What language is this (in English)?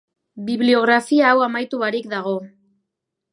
Basque